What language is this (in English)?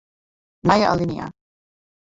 Western Frisian